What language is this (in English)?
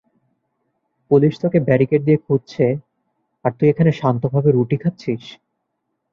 Bangla